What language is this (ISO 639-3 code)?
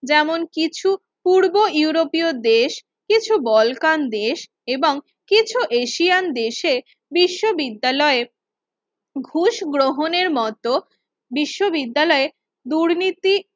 ben